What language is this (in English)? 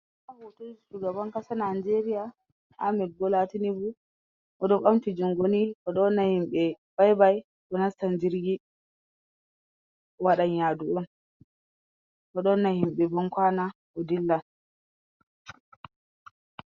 Fula